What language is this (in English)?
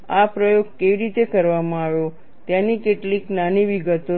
Gujarati